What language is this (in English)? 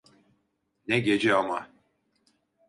Turkish